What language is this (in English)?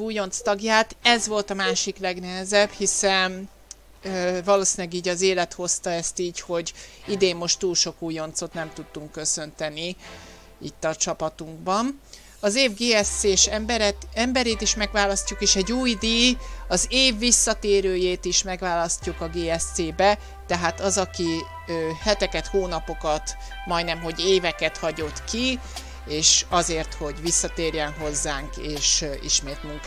Hungarian